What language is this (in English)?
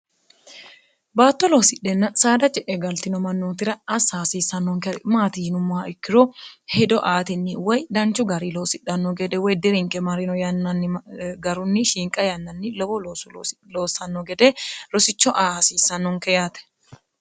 Sidamo